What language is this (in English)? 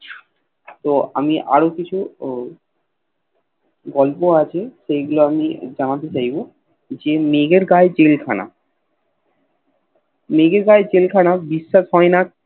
Bangla